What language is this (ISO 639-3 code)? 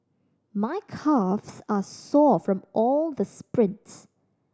eng